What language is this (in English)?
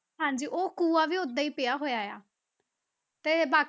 Punjabi